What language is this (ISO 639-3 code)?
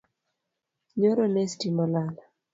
luo